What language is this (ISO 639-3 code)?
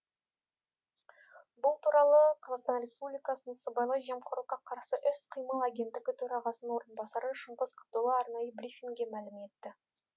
kaz